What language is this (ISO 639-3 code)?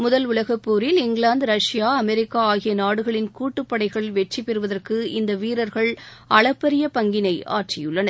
tam